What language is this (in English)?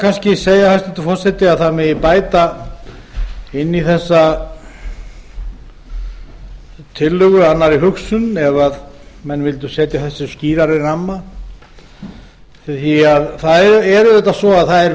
Icelandic